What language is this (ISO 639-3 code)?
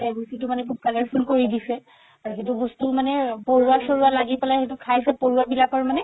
asm